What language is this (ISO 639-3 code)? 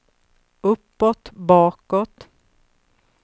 swe